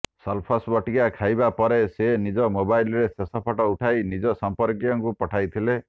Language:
Odia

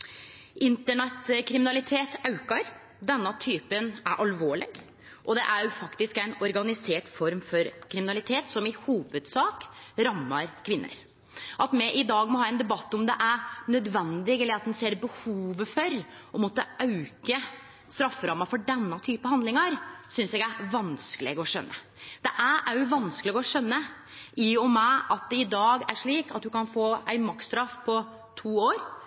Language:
Norwegian Nynorsk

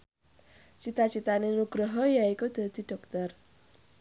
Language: Javanese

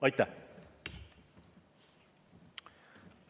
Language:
Estonian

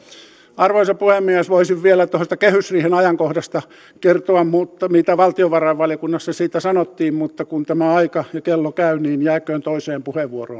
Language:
Finnish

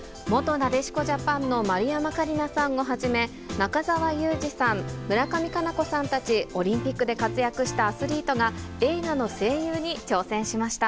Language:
Japanese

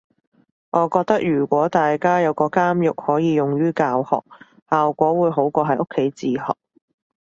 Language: Cantonese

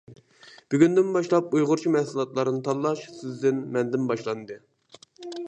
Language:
Uyghur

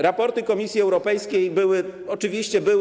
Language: Polish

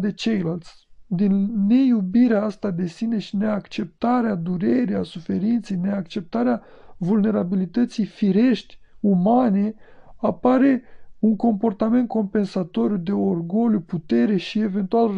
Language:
Romanian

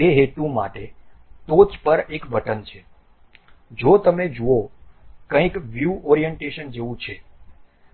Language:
Gujarati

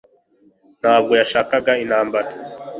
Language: Kinyarwanda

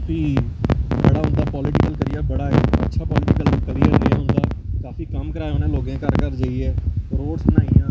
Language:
Dogri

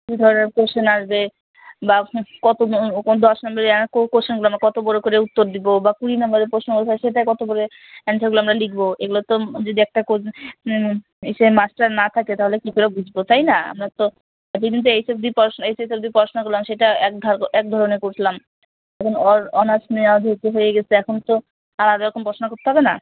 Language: Bangla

